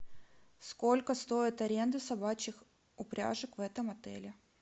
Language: Russian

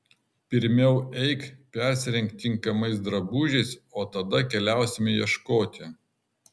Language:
Lithuanian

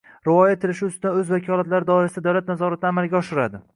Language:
Uzbek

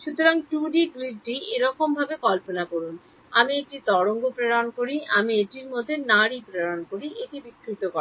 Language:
Bangla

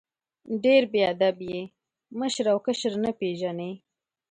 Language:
Pashto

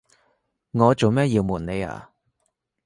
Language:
Cantonese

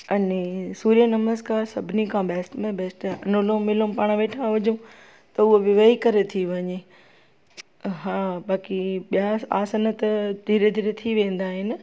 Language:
Sindhi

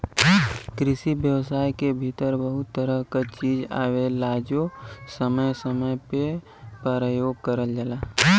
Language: Bhojpuri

